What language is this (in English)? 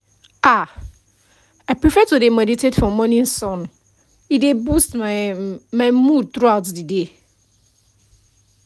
Nigerian Pidgin